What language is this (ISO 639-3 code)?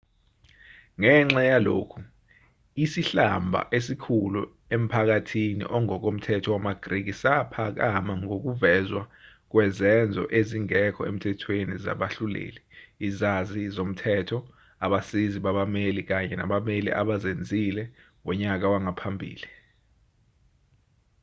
zul